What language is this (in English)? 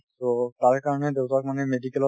Assamese